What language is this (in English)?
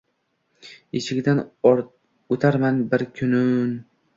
Uzbek